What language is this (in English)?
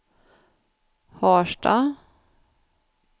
Swedish